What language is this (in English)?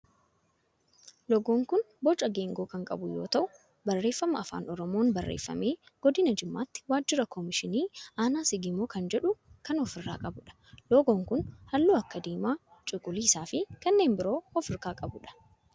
Oromo